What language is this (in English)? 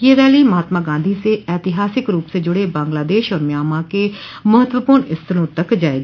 Hindi